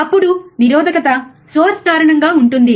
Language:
Telugu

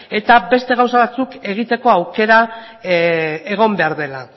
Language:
Basque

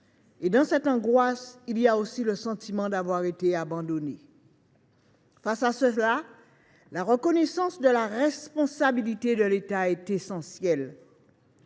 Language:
French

